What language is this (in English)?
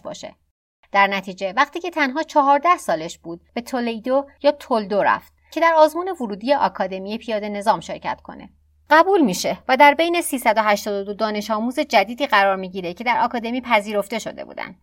Persian